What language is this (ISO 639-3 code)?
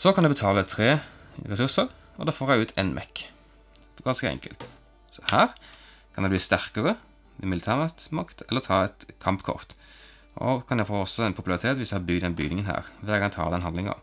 nor